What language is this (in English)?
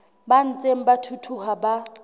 Southern Sotho